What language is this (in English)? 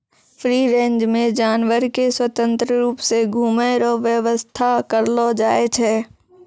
Maithili